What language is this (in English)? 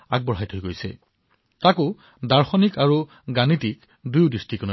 Assamese